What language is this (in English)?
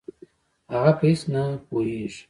Pashto